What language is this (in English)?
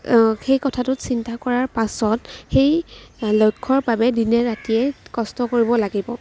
Assamese